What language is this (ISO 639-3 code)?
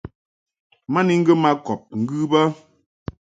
mhk